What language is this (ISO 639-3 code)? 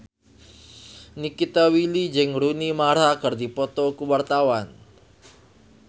sun